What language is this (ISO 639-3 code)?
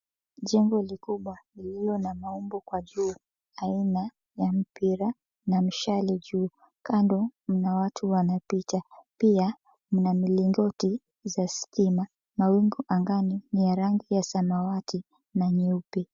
swa